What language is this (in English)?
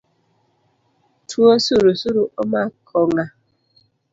Luo (Kenya and Tanzania)